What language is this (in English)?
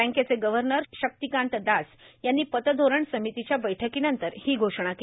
Marathi